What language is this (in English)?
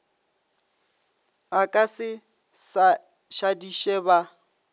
Northern Sotho